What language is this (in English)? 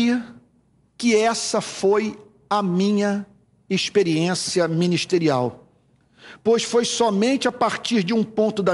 Portuguese